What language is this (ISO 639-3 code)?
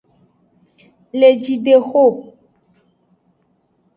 ajg